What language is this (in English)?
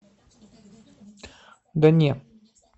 Russian